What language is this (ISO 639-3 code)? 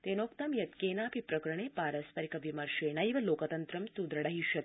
san